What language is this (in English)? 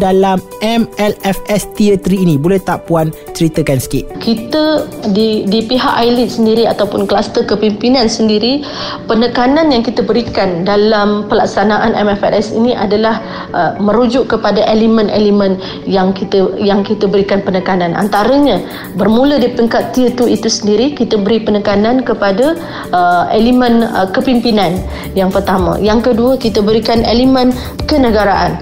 Malay